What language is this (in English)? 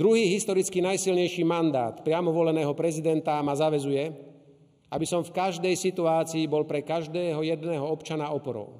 Slovak